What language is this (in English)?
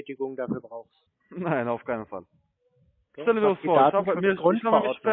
German